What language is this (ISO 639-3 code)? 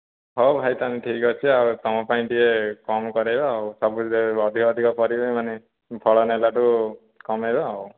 ori